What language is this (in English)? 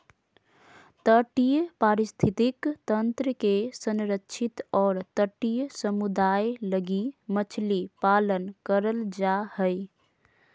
Magahi